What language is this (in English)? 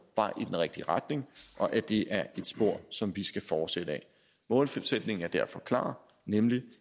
Danish